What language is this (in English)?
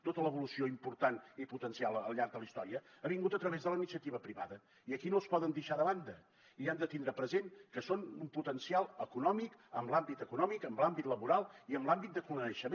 Catalan